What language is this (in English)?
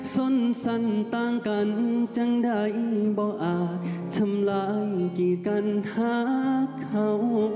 Thai